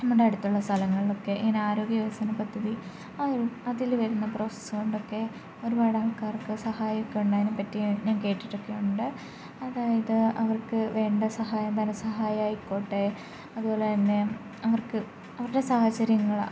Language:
Malayalam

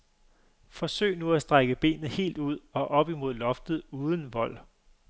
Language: Danish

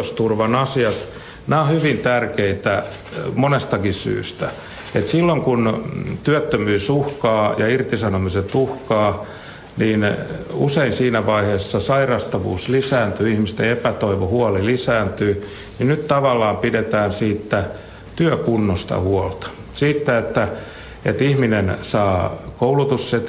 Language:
Finnish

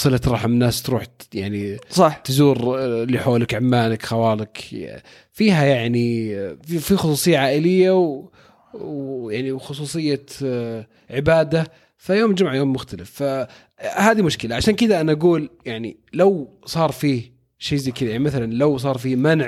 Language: Arabic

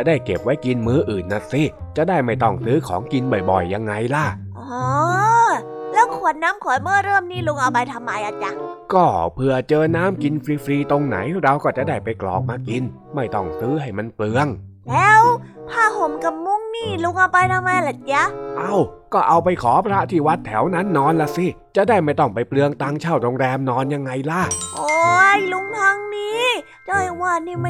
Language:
Thai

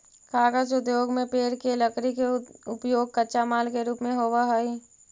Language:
Magahi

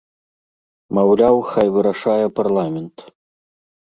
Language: Belarusian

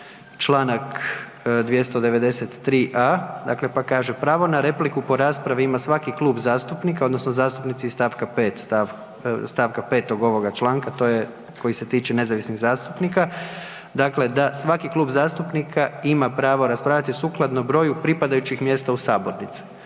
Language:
Croatian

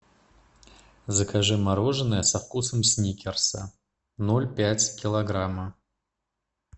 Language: Russian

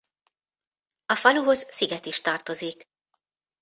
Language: Hungarian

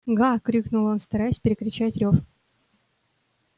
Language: Russian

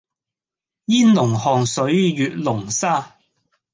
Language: Cantonese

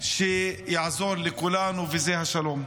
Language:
Hebrew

